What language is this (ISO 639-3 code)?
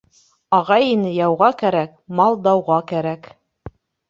bak